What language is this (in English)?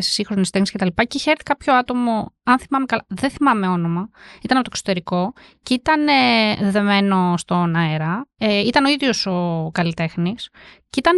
Greek